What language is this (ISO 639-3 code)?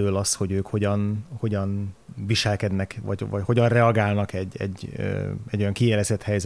hun